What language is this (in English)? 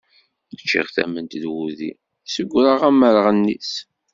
Kabyle